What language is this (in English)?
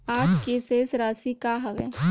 Chhattisgarhi